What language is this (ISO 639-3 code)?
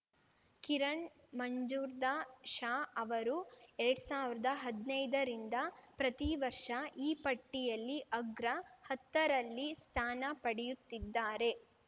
kan